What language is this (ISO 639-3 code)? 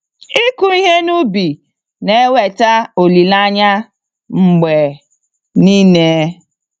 ibo